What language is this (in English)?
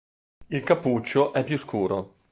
Italian